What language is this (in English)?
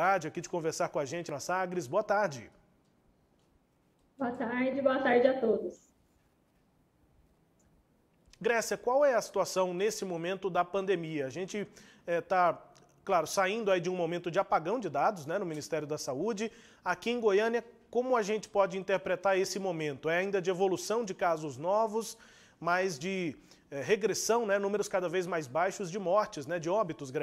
Portuguese